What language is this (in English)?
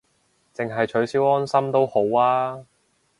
Cantonese